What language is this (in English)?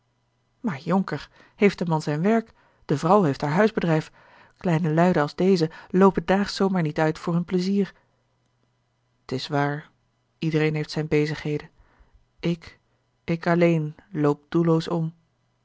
Dutch